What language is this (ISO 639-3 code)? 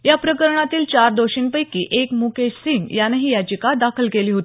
mar